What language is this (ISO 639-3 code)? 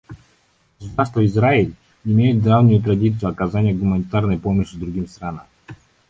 rus